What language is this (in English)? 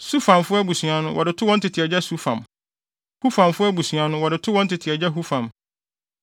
Akan